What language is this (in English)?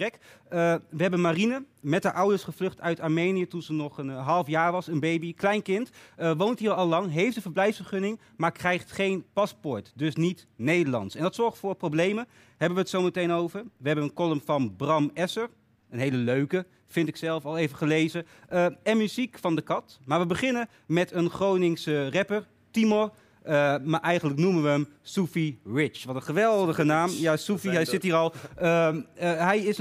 Dutch